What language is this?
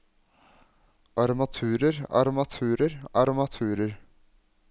Norwegian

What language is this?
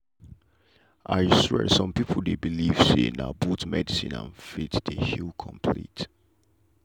Nigerian Pidgin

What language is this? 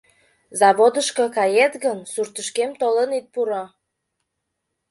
Mari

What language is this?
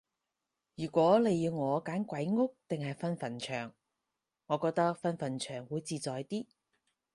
Cantonese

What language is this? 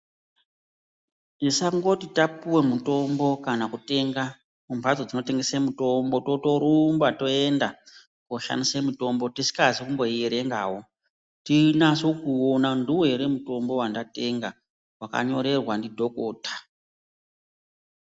Ndau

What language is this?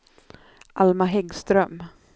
Swedish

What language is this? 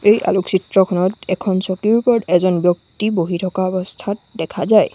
Assamese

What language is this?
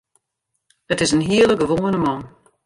Western Frisian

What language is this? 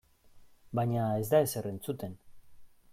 Basque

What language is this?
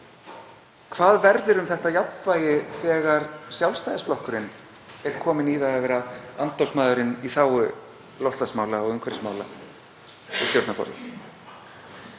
Icelandic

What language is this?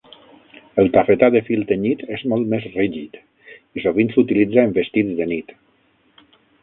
Catalan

